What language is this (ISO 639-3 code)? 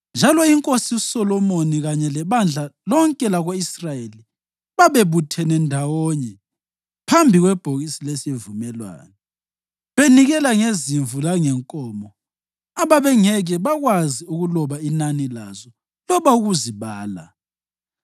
nde